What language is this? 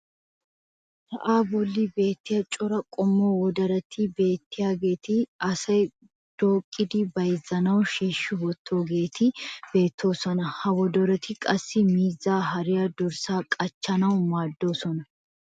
Wolaytta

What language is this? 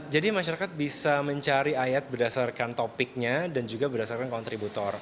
Indonesian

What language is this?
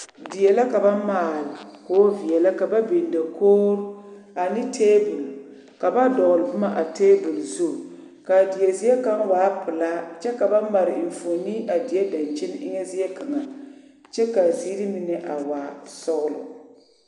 Southern Dagaare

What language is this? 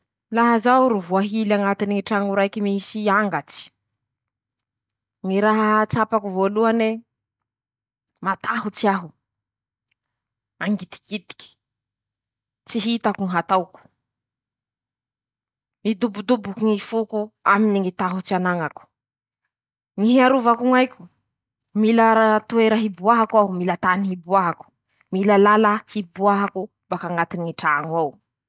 Masikoro Malagasy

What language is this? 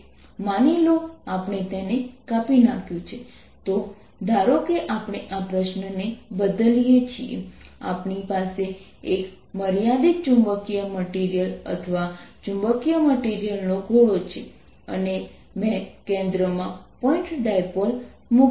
Gujarati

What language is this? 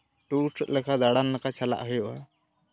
Santali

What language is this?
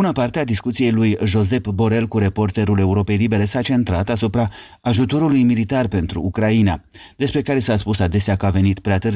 Romanian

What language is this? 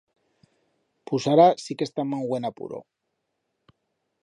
Aragonese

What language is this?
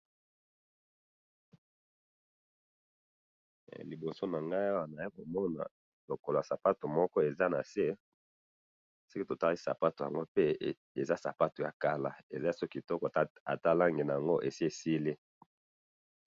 Lingala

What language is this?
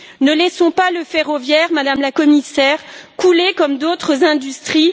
French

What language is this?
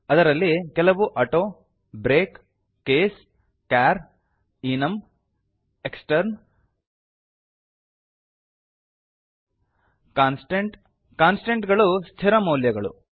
Kannada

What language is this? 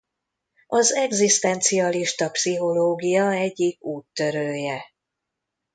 Hungarian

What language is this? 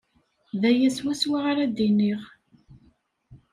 Kabyle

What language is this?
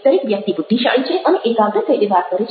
Gujarati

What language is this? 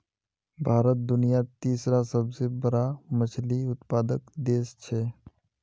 Magahi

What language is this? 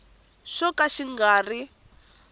Tsonga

